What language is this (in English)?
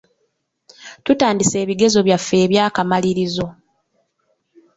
Ganda